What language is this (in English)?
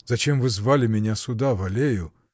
Russian